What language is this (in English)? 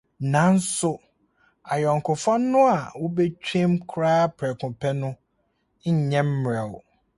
Akan